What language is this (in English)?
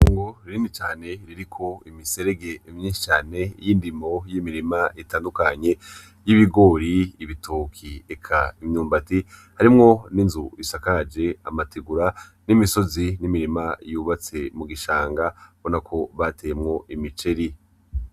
Rundi